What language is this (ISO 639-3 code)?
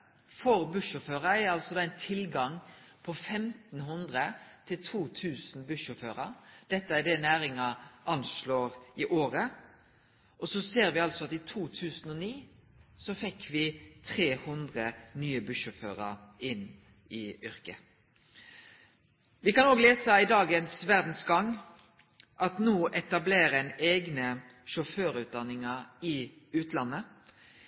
nno